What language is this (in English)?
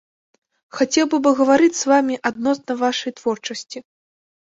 Belarusian